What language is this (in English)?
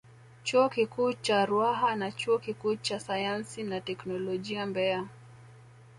Swahili